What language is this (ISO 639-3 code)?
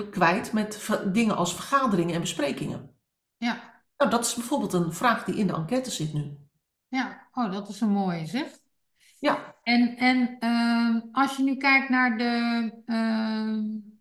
nld